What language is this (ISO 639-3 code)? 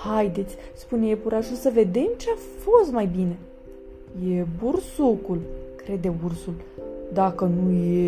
ron